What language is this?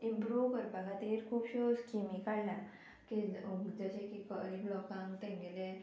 Konkani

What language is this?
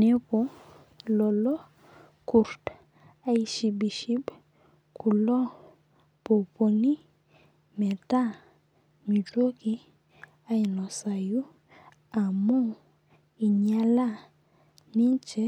Masai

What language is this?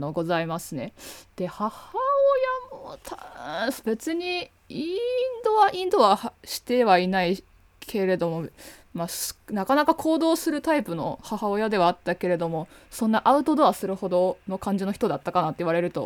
Japanese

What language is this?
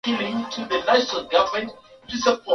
Swahili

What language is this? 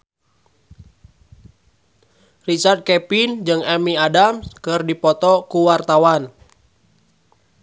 Sundanese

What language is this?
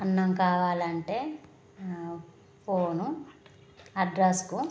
Telugu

